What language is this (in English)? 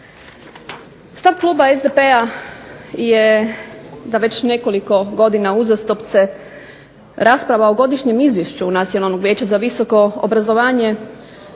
Croatian